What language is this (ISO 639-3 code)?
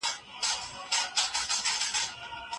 pus